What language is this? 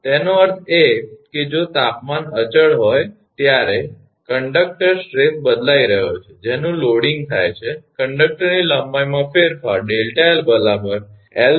Gujarati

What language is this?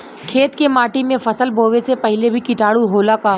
Bhojpuri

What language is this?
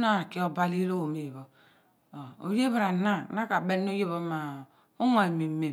Abua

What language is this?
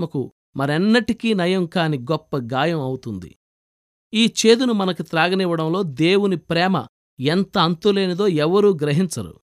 Telugu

